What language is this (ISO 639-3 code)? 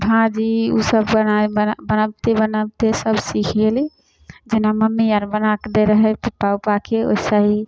mai